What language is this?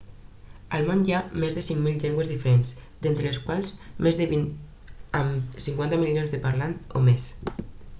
Catalan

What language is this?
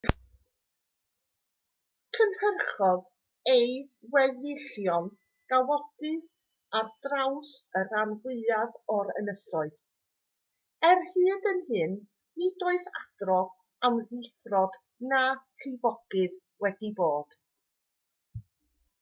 Welsh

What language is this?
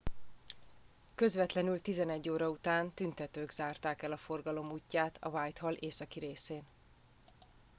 Hungarian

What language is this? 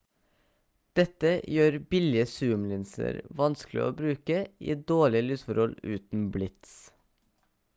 Norwegian Bokmål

